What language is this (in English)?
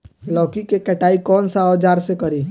Bhojpuri